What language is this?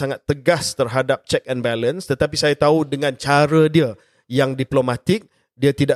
Malay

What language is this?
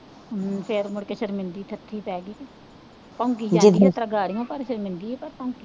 Punjabi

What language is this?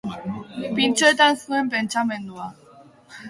Basque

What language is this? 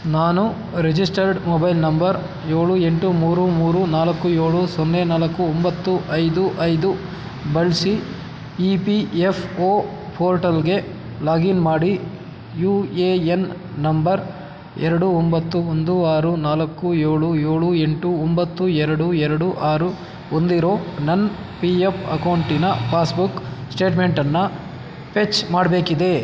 Kannada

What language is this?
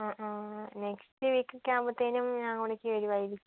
Malayalam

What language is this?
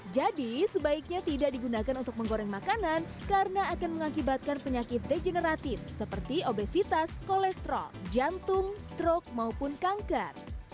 Indonesian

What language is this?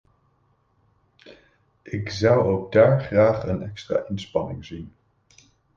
Dutch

